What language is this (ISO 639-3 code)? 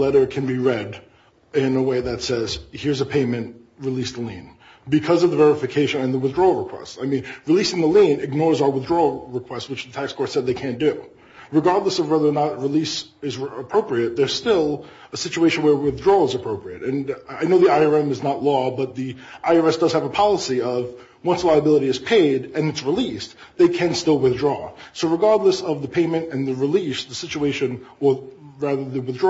eng